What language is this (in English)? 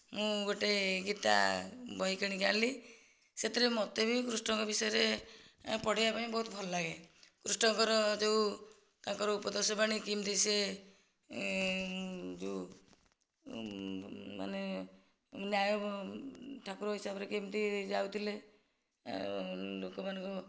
Odia